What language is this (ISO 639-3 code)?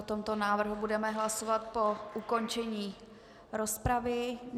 ces